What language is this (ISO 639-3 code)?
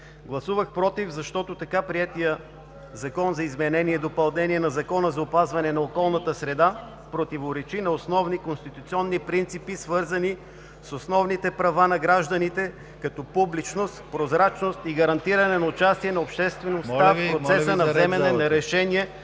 bul